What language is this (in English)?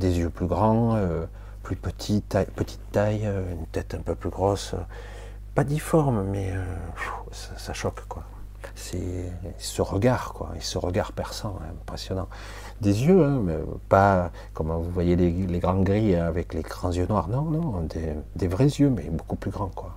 French